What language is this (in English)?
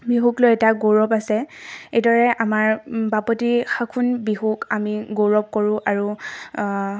Assamese